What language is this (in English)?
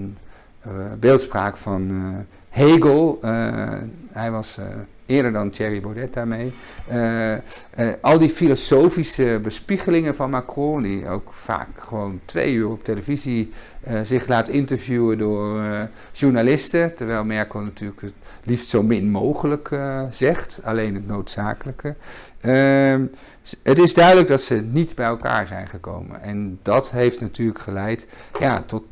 Dutch